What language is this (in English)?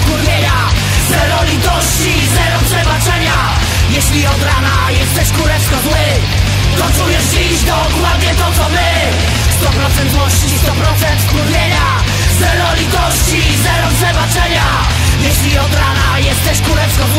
Polish